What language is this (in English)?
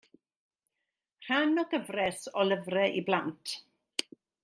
Welsh